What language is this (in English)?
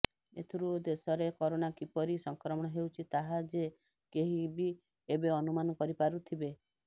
Odia